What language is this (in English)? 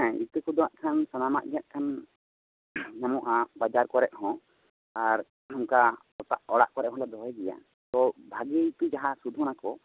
Santali